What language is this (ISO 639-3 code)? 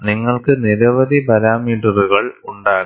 mal